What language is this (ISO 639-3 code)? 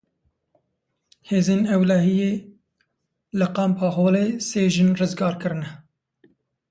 kur